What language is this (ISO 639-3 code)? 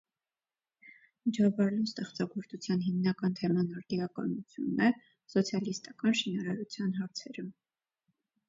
hye